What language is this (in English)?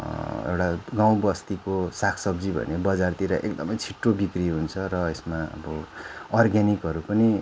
Nepali